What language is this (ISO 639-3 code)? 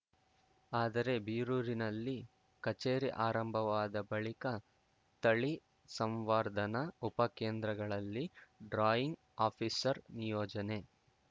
kan